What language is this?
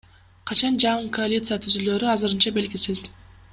Kyrgyz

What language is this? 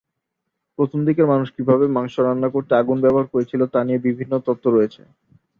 Bangla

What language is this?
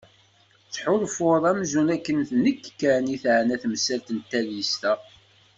Kabyle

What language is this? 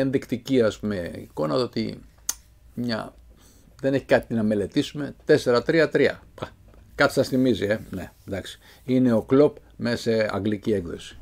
Greek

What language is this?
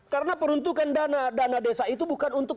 Indonesian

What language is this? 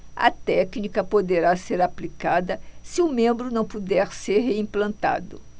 Portuguese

